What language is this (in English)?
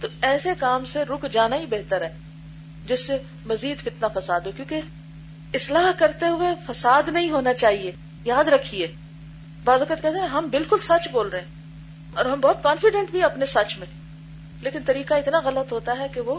Urdu